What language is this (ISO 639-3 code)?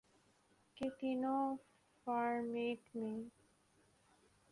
urd